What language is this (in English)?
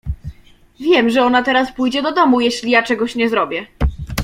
Polish